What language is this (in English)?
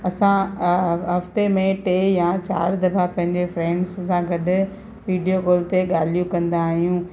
Sindhi